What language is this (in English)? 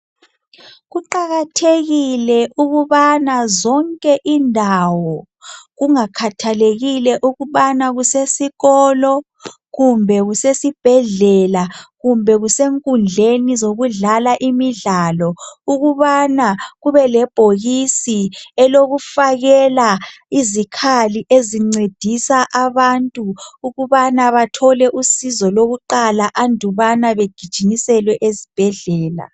North Ndebele